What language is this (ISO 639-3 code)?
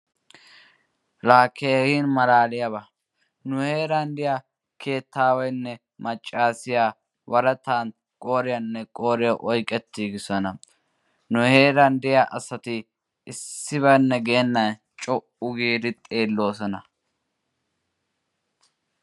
wal